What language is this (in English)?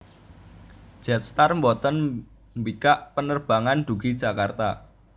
Javanese